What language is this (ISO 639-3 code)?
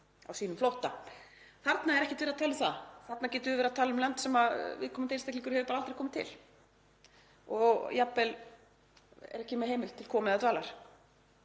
isl